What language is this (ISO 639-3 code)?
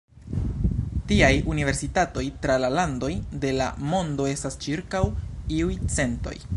epo